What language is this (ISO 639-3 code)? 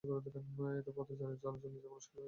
ben